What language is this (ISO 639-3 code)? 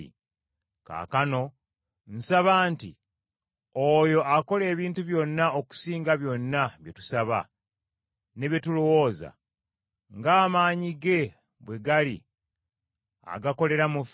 lug